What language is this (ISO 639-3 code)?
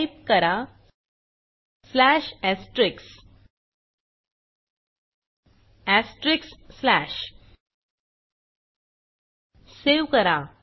mar